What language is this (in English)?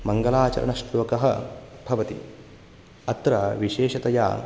Sanskrit